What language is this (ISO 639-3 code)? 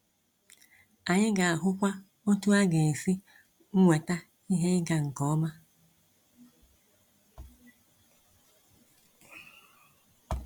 ibo